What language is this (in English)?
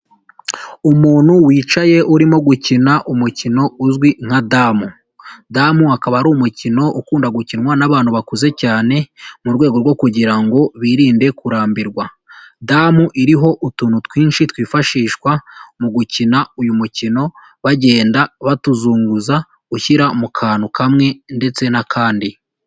Kinyarwanda